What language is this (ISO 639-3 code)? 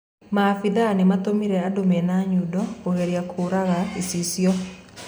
kik